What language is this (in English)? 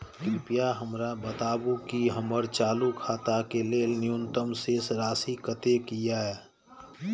Maithili